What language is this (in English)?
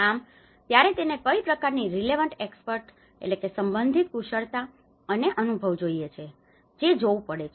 Gujarati